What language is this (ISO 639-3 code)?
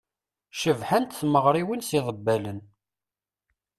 kab